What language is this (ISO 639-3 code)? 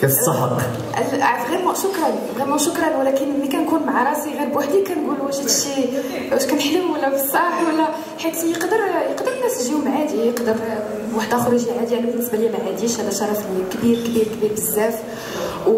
ara